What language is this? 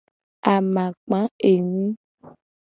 Gen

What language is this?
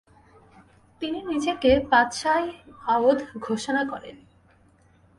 Bangla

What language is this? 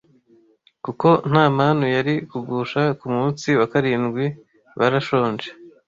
Kinyarwanda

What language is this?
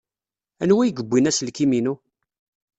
Kabyle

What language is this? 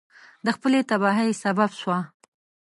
Pashto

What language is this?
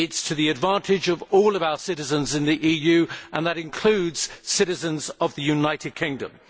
English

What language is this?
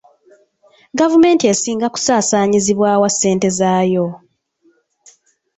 Ganda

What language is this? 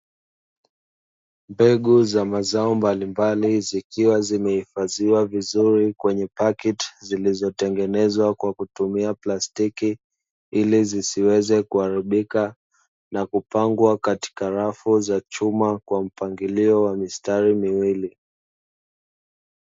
Swahili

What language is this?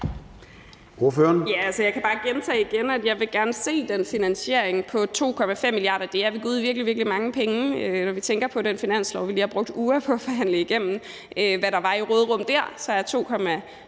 Danish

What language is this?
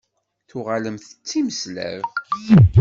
Kabyle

